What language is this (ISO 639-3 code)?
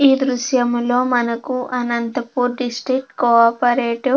tel